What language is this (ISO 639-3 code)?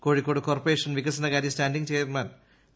mal